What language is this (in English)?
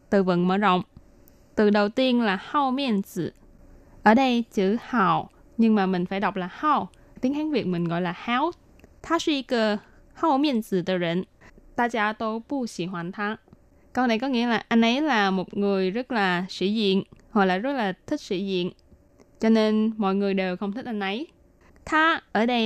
Vietnamese